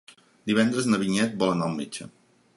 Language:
Catalan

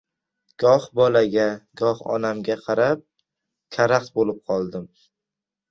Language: Uzbek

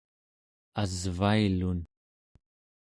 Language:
Central Yupik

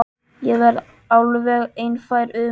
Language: Icelandic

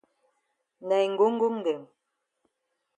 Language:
Cameroon Pidgin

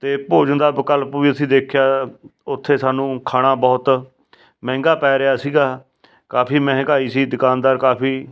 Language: Punjabi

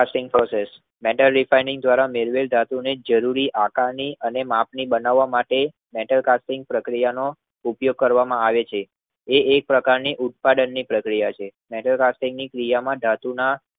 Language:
Gujarati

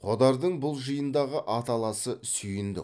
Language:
Kazakh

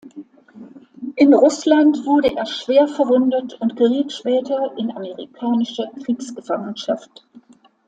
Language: German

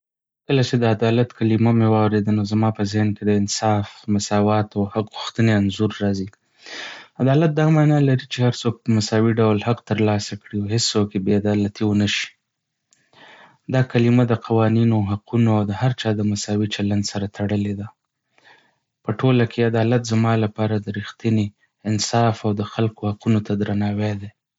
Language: Pashto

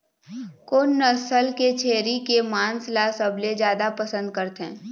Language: Chhattisgarhi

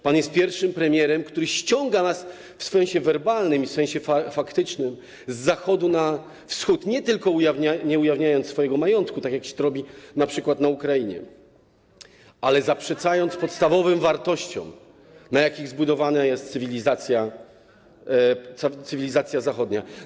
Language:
Polish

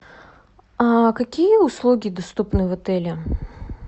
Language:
Russian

